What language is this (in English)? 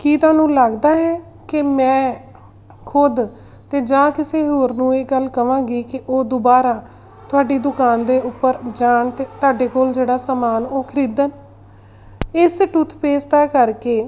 Punjabi